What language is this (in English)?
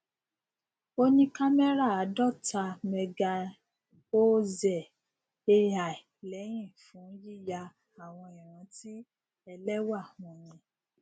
Yoruba